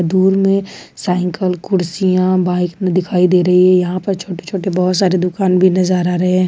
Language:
Hindi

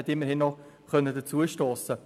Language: Swiss German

